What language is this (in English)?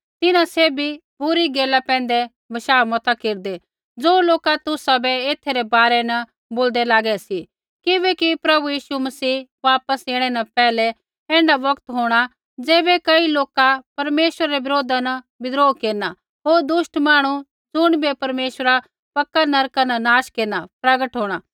Kullu Pahari